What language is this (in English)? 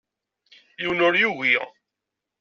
Kabyle